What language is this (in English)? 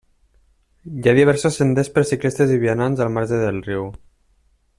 Catalan